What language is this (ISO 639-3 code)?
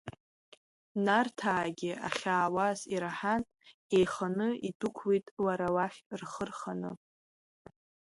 abk